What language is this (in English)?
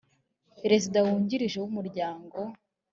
Kinyarwanda